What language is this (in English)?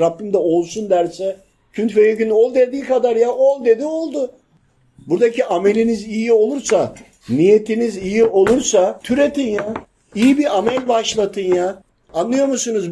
Turkish